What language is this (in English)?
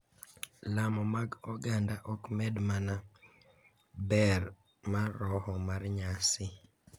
Luo (Kenya and Tanzania)